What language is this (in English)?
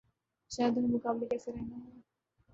Urdu